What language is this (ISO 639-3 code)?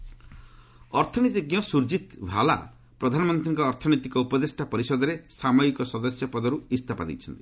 ori